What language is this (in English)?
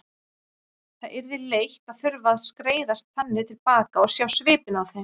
Icelandic